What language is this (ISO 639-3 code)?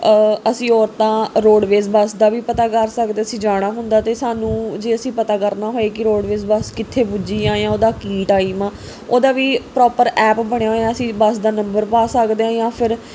pan